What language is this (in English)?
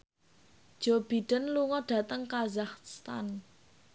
Javanese